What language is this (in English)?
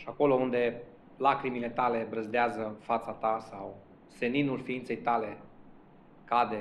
Romanian